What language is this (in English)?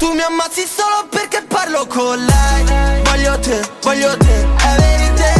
Italian